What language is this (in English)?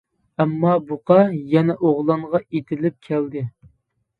Uyghur